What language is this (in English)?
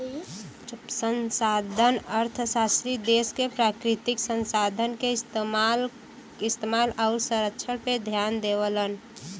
Bhojpuri